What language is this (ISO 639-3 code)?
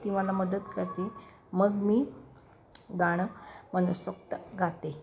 mar